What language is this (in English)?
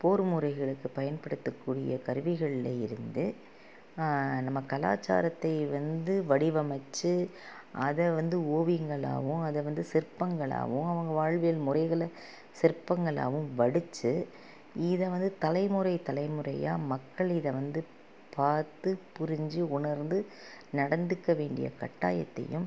Tamil